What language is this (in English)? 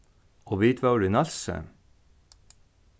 Faroese